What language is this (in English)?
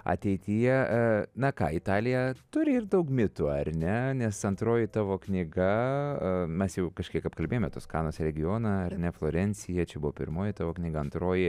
Lithuanian